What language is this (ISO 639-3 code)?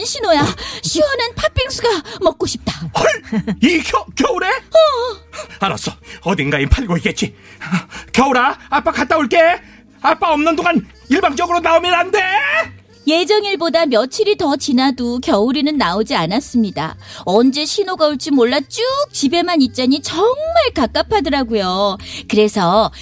kor